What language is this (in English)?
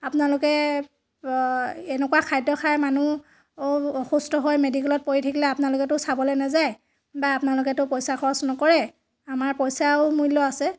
Assamese